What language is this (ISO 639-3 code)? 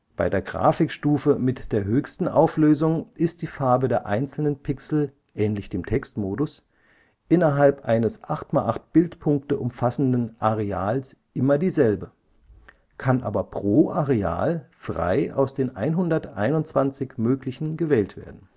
deu